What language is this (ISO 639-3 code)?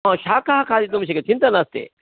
san